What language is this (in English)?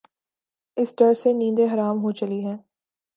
Urdu